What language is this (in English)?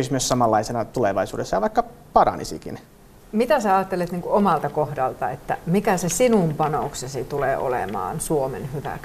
Finnish